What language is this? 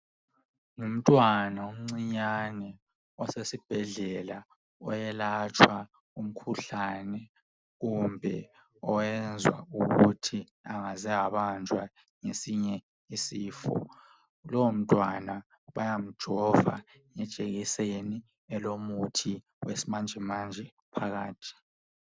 North Ndebele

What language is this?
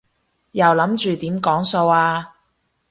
Cantonese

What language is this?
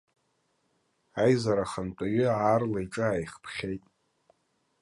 Abkhazian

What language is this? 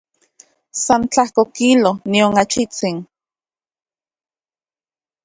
Central Puebla Nahuatl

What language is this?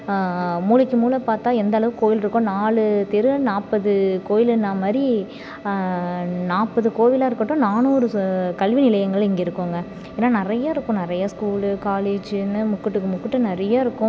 Tamil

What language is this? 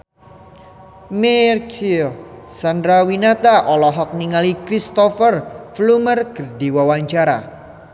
Sundanese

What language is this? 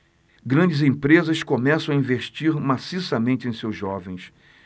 Portuguese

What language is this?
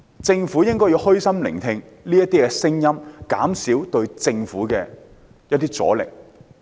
Cantonese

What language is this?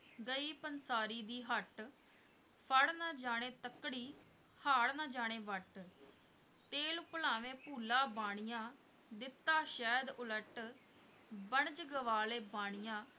Punjabi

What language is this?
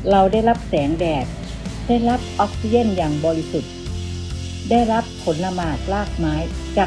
Thai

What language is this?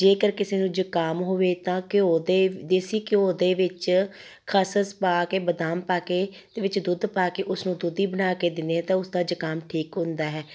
Punjabi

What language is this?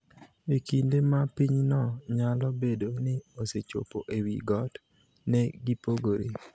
Luo (Kenya and Tanzania)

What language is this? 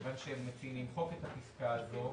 Hebrew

